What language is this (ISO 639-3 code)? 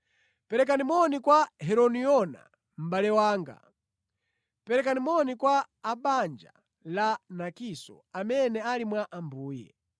nya